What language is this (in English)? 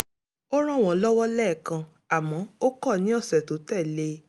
Yoruba